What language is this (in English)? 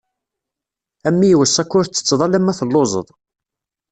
Kabyle